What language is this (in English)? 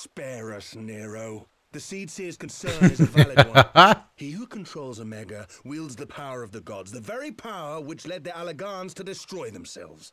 English